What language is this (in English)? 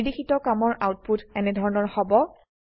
Assamese